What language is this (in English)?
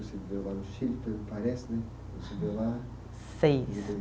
Portuguese